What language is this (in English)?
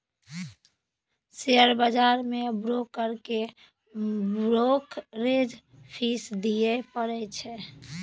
Maithili